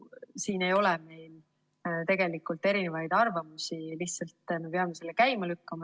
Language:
Estonian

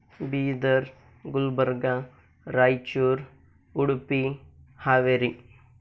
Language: Kannada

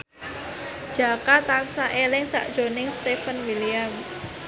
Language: Javanese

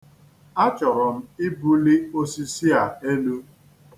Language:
Igbo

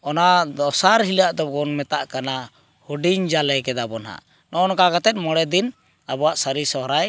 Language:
Santali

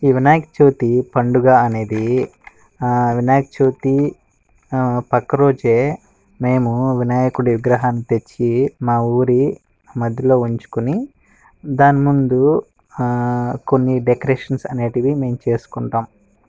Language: Telugu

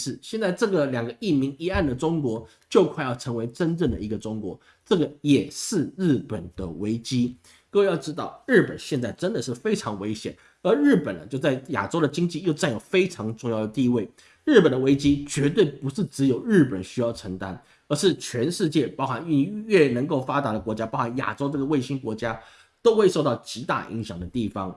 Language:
Chinese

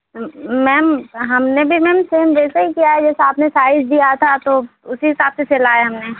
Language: Hindi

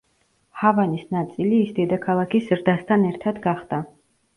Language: Georgian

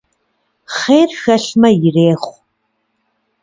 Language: Kabardian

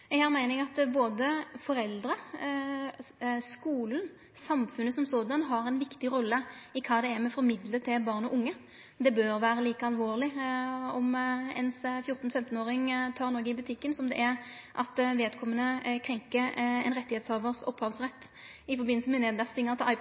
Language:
Norwegian Nynorsk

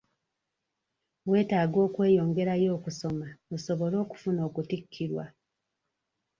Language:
Ganda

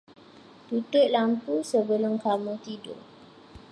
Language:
Malay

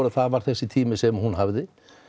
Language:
Icelandic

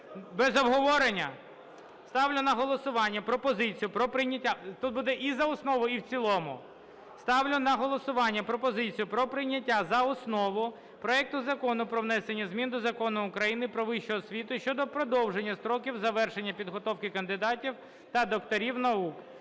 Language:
Ukrainian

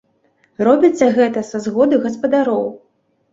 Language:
Belarusian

